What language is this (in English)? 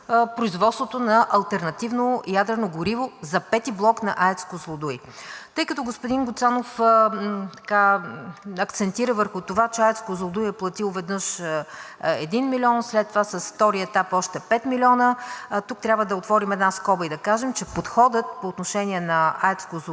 Bulgarian